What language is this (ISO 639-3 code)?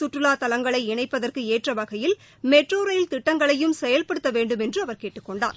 tam